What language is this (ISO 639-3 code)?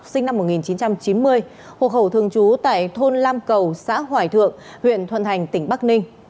vie